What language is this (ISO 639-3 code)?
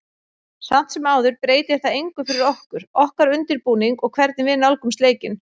isl